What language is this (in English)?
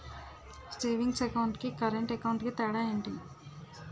Telugu